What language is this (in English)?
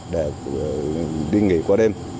Vietnamese